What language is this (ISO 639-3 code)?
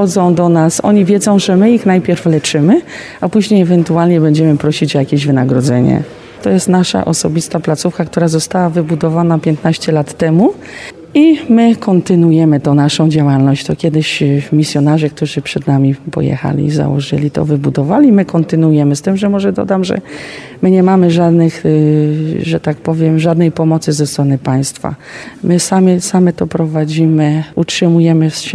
pol